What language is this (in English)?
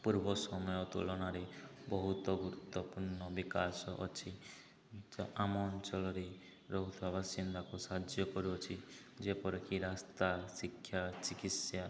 Odia